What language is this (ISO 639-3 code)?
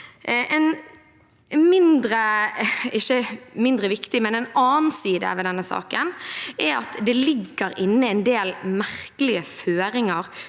nor